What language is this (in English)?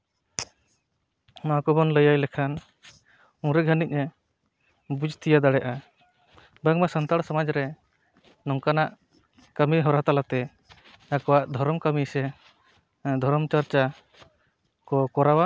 Santali